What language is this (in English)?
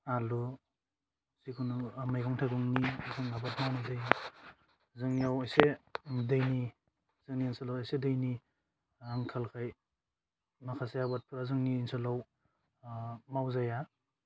Bodo